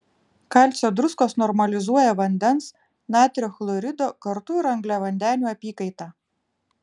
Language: Lithuanian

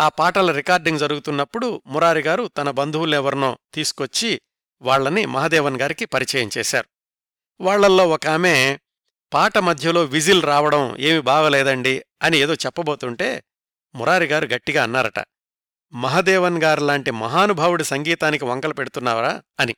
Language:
Telugu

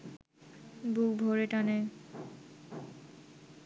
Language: Bangla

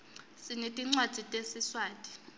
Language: Swati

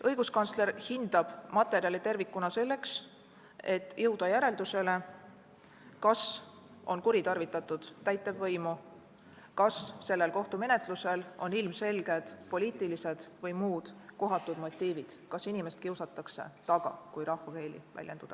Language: Estonian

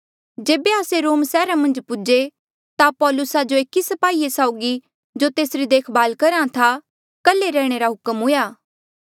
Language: Mandeali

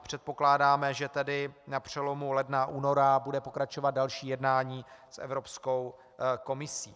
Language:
Czech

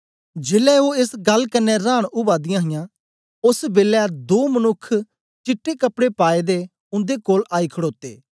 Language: Dogri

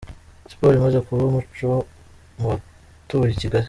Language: Kinyarwanda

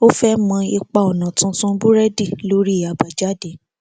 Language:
Yoruba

